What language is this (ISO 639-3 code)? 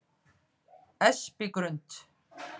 isl